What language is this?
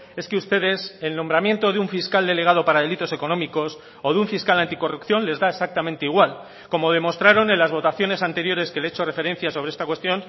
Spanish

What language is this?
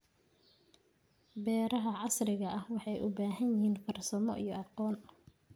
Somali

